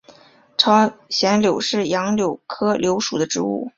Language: Chinese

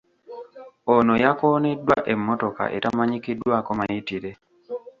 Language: Ganda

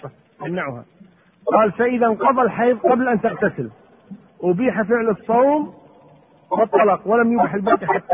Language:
Arabic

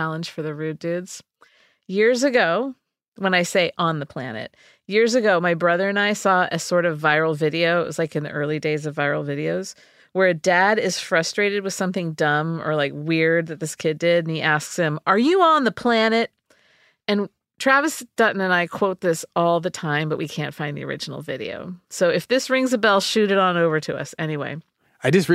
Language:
English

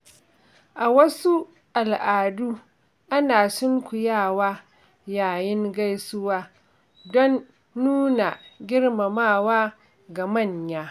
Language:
Hausa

